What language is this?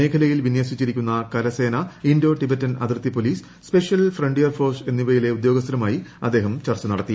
Malayalam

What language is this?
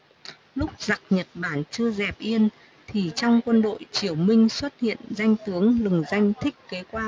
Vietnamese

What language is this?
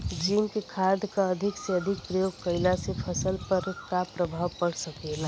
Bhojpuri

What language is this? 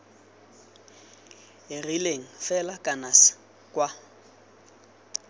Tswana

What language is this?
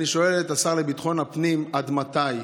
Hebrew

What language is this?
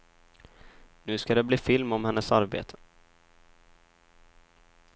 Swedish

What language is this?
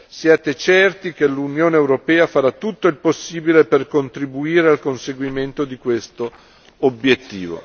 Italian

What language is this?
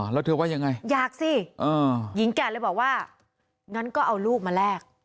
Thai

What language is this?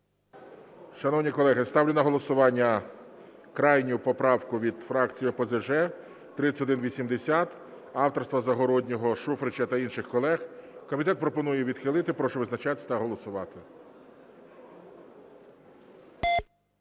Ukrainian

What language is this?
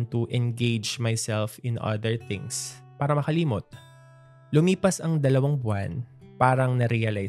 Filipino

